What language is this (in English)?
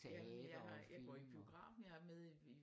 Danish